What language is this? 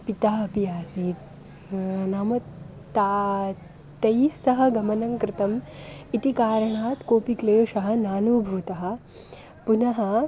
Sanskrit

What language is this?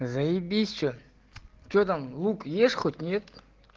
Russian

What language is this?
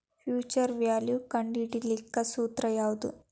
Kannada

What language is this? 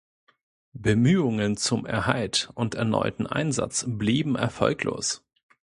German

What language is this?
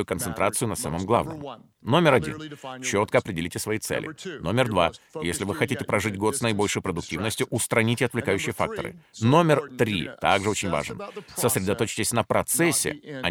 Russian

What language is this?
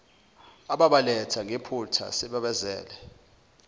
Zulu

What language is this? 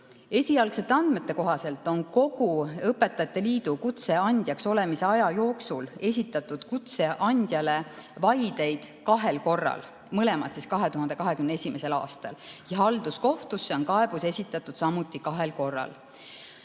Estonian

